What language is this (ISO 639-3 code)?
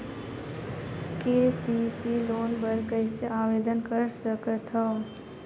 hne